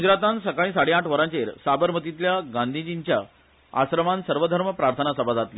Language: Konkani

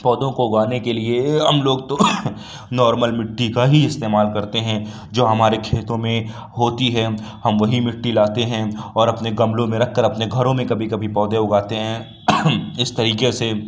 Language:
Urdu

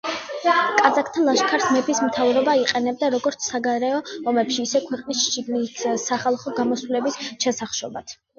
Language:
Georgian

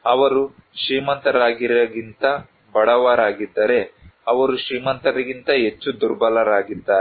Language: Kannada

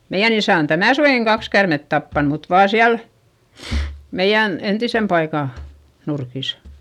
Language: Finnish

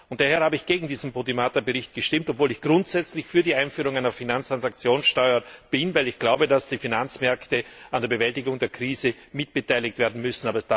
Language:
German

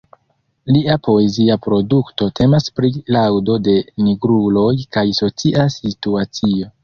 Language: Esperanto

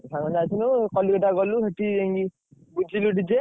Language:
Odia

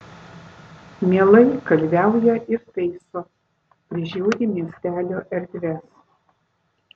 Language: Lithuanian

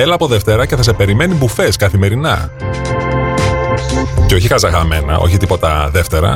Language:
Greek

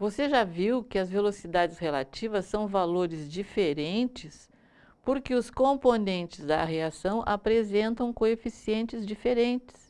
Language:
Portuguese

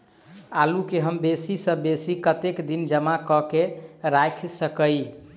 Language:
Maithili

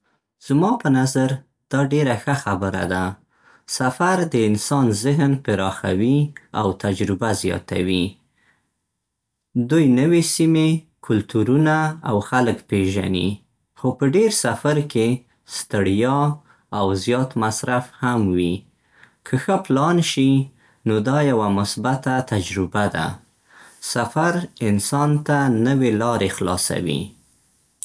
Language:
Central Pashto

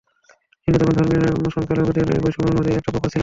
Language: Bangla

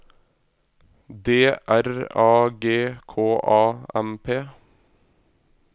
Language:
Norwegian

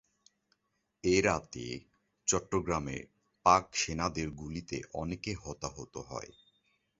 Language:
Bangla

